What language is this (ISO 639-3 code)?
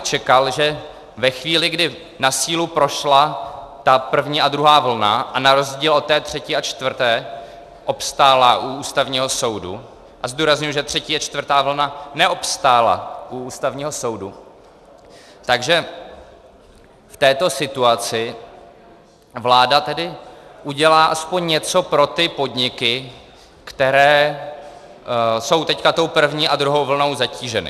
ces